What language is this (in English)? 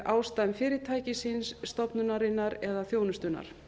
Icelandic